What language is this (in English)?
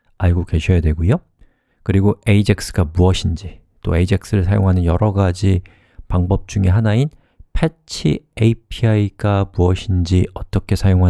Korean